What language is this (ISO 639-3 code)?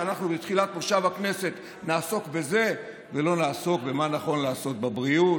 heb